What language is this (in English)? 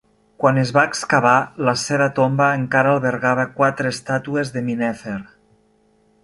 Catalan